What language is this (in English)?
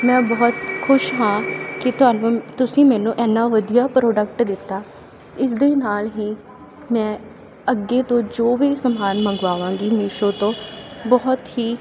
Punjabi